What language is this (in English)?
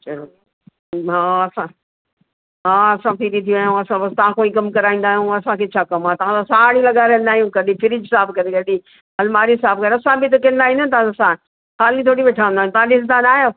Sindhi